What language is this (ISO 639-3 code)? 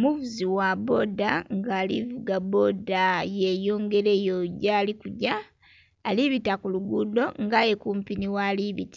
xog